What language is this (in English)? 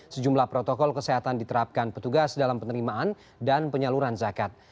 Indonesian